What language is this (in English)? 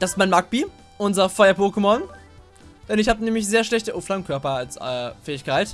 German